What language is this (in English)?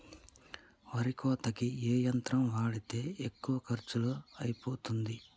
Telugu